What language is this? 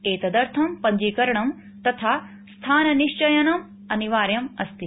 Sanskrit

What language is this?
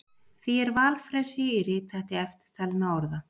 Icelandic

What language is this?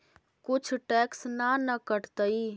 Magahi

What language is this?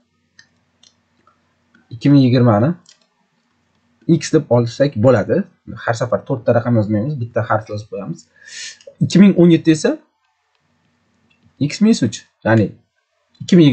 Polish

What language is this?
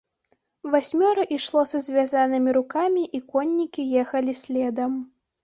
Belarusian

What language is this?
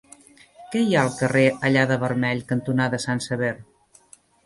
Catalan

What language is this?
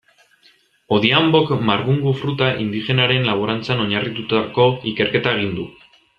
Basque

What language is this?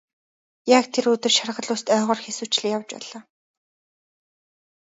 Mongolian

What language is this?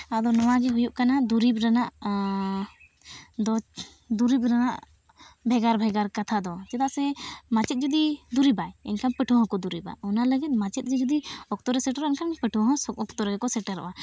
Santali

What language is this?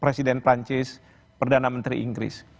Indonesian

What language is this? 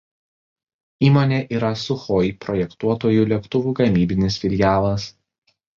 Lithuanian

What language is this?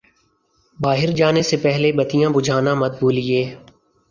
Urdu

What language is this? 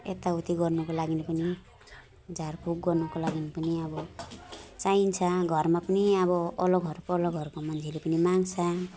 Nepali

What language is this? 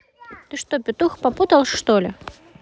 Russian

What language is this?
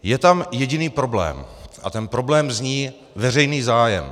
Czech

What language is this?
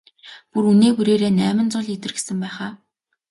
Mongolian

